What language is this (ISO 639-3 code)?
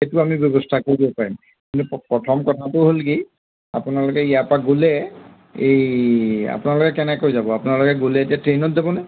asm